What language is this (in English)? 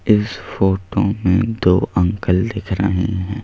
Hindi